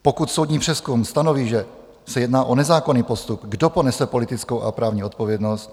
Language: Czech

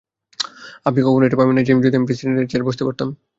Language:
Bangla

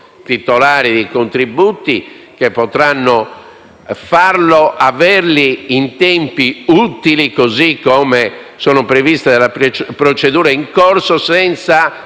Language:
Italian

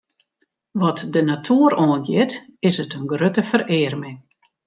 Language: Western Frisian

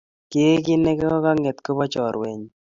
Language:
Kalenjin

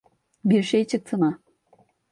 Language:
Turkish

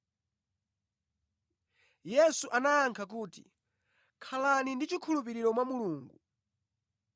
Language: Nyanja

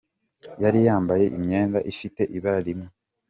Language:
Kinyarwanda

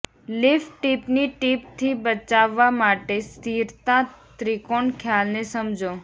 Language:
Gujarati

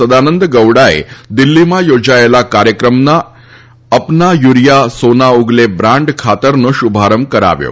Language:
Gujarati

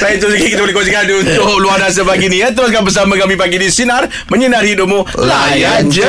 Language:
Malay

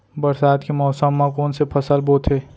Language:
Chhattisgarhi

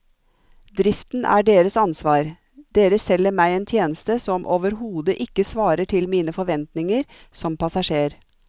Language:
Norwegian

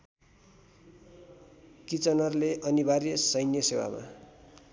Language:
Nepali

